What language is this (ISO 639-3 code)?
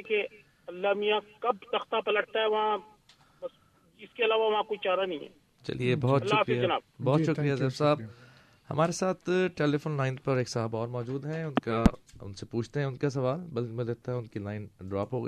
urd